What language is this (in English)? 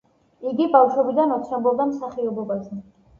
Georgian